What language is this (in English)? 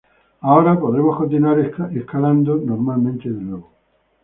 Spanish